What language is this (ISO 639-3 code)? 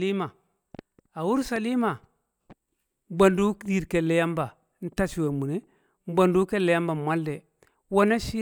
kcq